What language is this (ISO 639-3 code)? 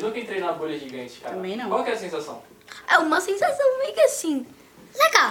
por